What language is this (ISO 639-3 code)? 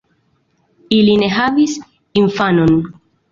epo